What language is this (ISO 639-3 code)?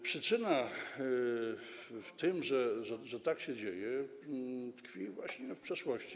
pol